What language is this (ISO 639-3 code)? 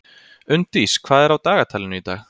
isl